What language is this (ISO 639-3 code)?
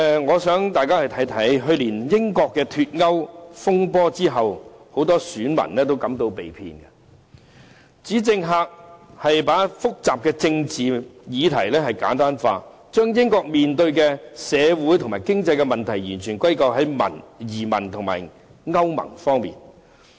yue